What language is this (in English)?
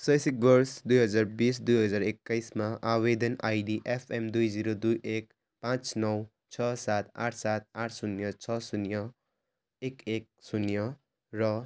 Nepali